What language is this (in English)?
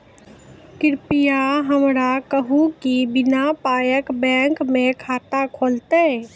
Maithili